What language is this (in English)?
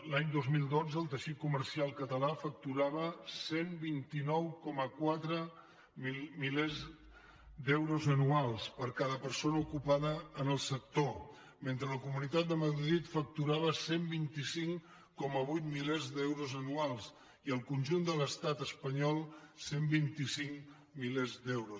Catalan